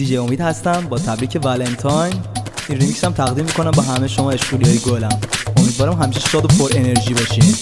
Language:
Persian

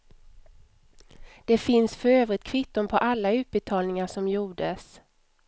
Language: Swedish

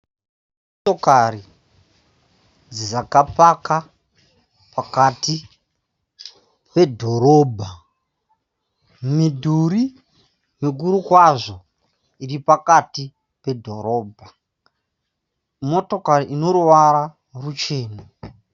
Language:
Shona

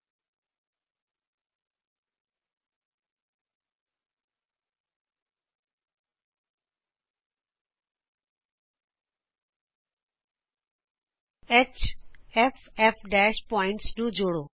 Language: Punjabi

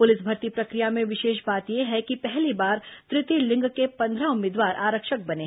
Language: Hindi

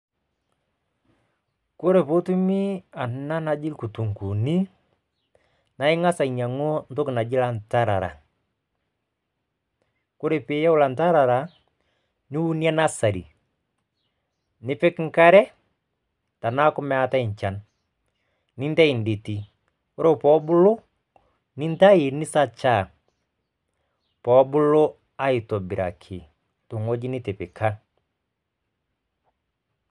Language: Masai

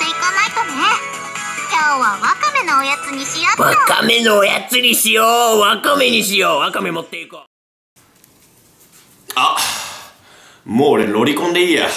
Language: Japanese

